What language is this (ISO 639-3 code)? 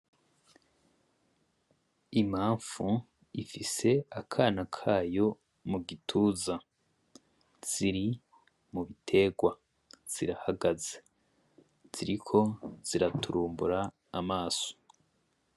run